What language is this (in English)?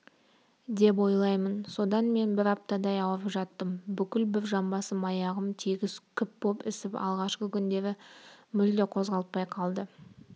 Kazakh